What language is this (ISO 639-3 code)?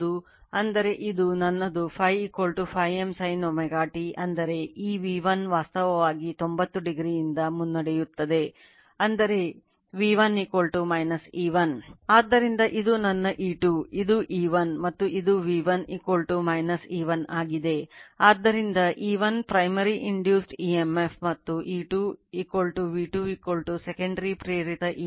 kan